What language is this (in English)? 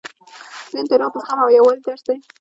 Pashto